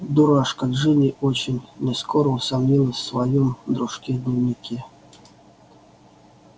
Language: Russian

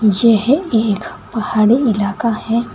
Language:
Hindi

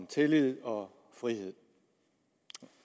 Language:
Danish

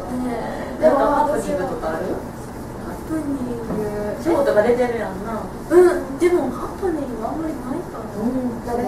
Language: Japanese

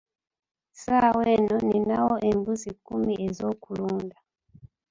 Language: Ganda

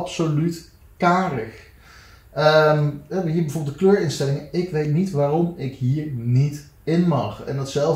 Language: Dutch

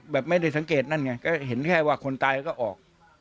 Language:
Thai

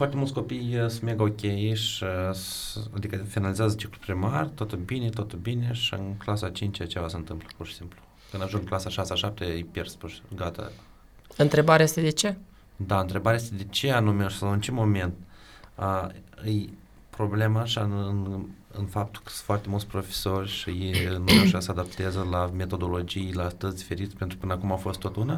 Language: Romanian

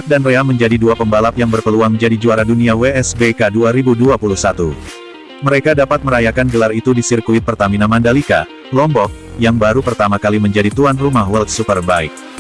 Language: Indonesian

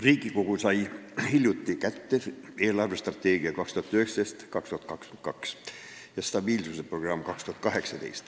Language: Estonian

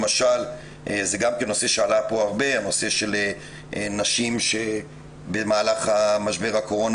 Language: Hebrew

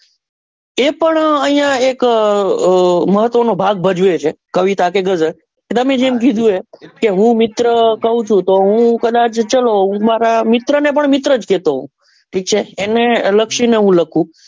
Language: Gujarati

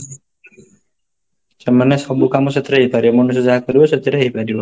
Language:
Odia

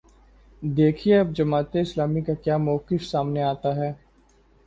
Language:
Urdu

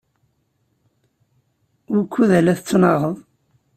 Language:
Kabyle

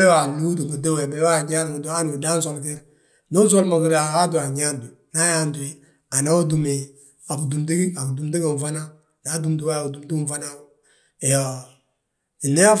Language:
Balanta-Ganja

